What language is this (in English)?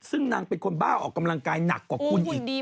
Thai